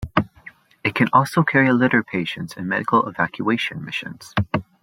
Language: English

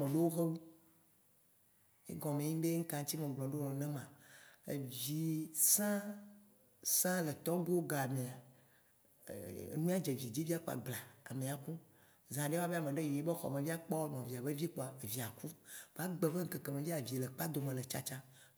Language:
Waci Gbe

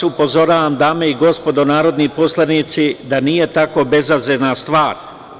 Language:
Serbian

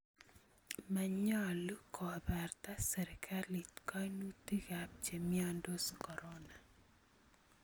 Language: Kalenjin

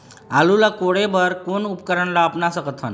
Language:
Chhattisgarhi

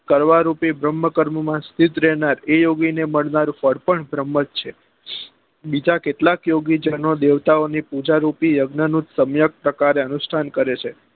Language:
Gujarati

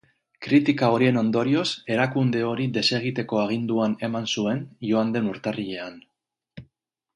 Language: Basque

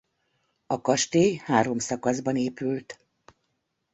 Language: Hungarian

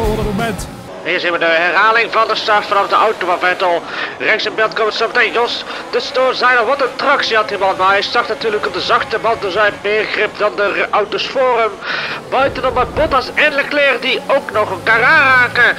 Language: Dutch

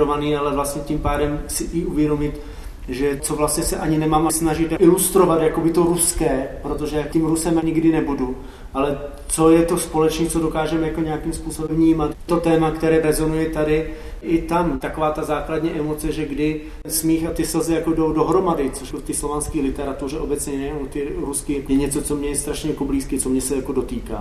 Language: Czech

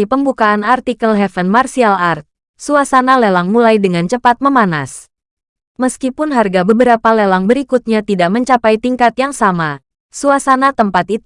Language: Indonesian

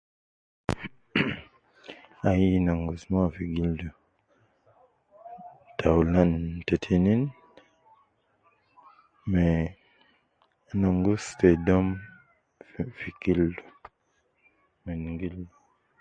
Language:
Nubi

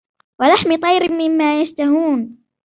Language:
Arabic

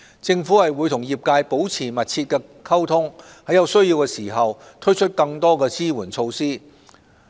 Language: Cantonese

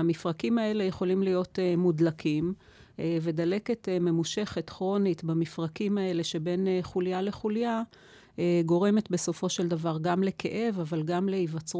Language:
Hebrew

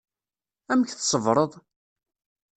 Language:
Kabyle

